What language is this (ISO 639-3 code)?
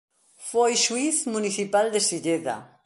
glg